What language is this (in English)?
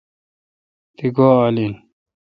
Kalkoti